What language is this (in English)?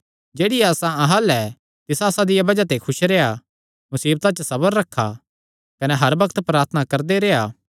Kangri